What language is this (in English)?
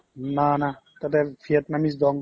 Assamese